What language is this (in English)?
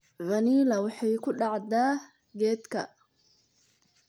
Somali